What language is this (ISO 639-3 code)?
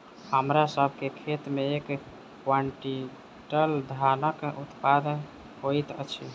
mai